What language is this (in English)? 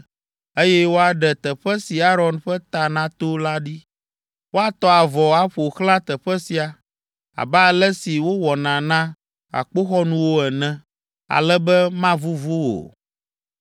Ewe